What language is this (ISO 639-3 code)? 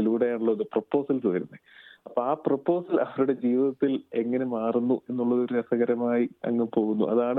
mal